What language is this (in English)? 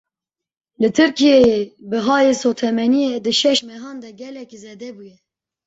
Kurdish